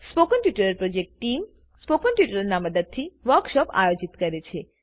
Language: Gujarati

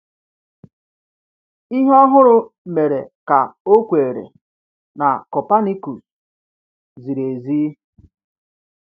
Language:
Igbo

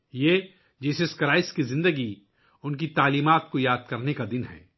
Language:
Urdu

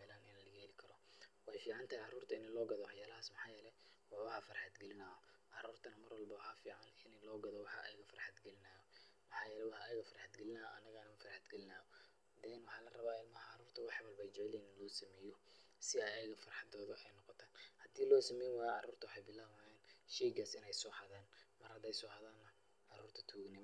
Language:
Somali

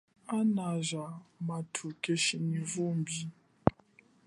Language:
Chokwe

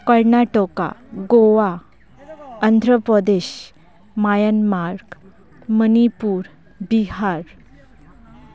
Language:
Santali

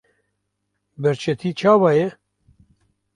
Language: Kurdish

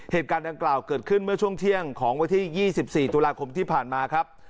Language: Thai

